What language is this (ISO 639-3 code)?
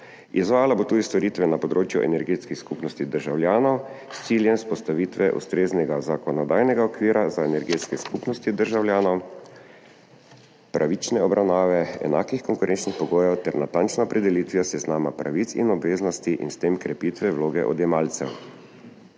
slv